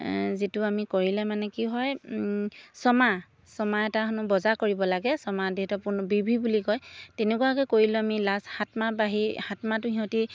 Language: Assamese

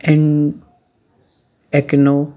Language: Kashmiri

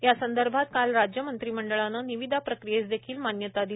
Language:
Marathi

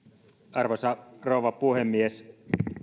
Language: Finnish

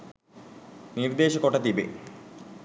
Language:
Sinhala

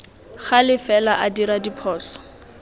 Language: Tswana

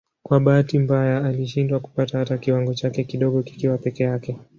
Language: Swahili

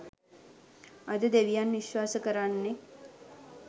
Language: Sinhala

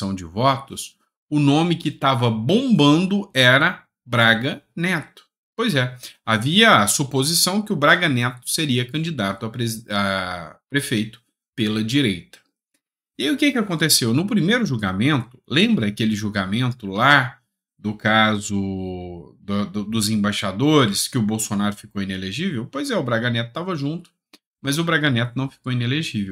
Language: Portuguese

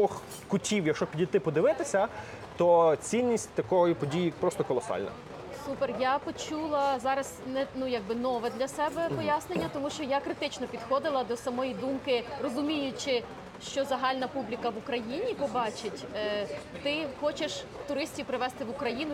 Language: Ukrainian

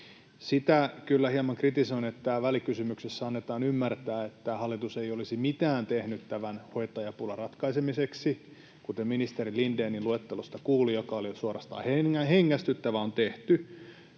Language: Finnish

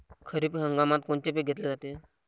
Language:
Marathi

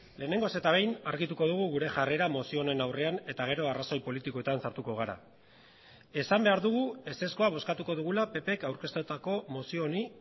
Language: Basque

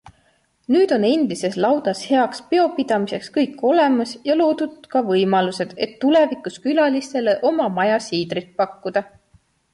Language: Estonian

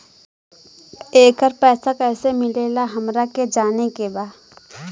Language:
Bhojpuri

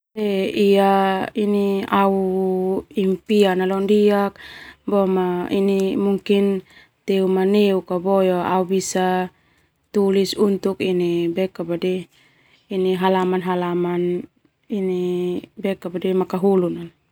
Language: Termanu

